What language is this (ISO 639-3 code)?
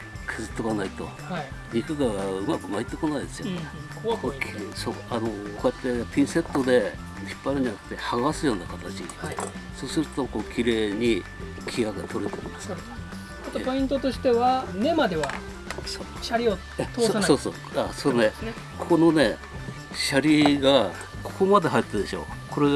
jpn